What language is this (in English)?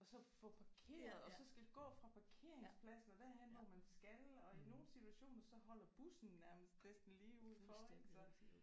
Danish